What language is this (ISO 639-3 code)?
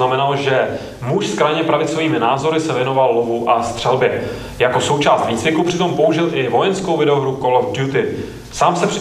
ces